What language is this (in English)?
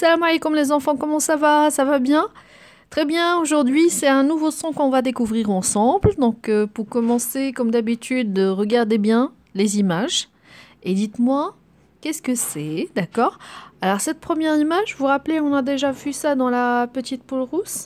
French